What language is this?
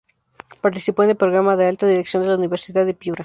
Spanish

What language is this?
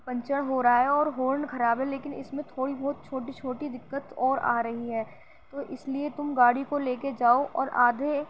Urdu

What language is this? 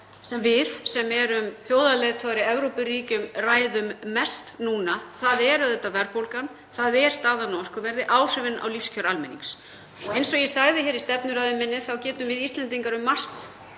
Icelandic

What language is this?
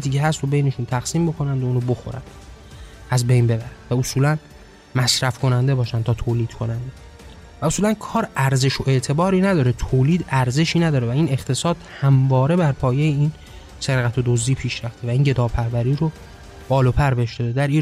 Persian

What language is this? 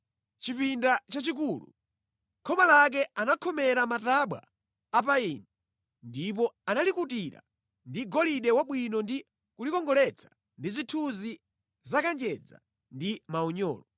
Nyanja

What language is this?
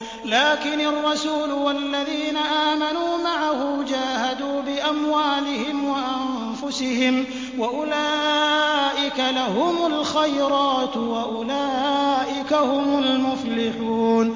Arabic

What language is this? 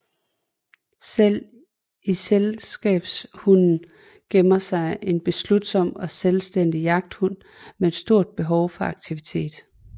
Danish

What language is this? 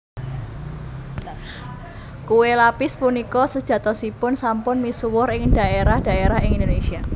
Javanese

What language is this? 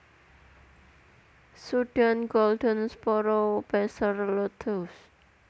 Javanese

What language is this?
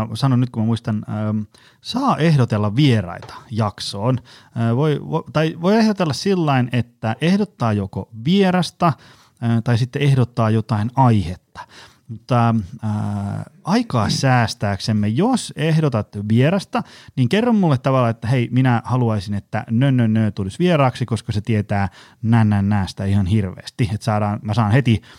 Finnish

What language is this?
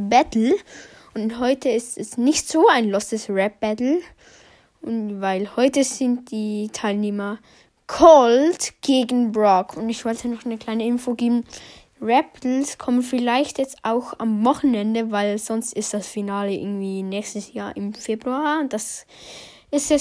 German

